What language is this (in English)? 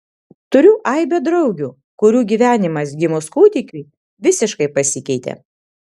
Lithuanian